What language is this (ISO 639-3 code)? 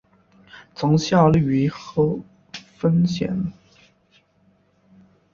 zho